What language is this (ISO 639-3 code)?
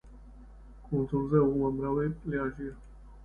kat